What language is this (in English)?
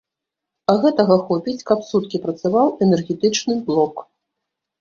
Belarusian